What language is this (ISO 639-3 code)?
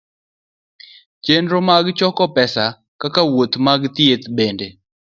luo